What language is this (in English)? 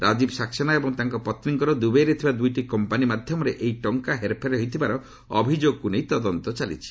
Odia